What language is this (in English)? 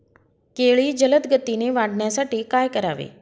Marathi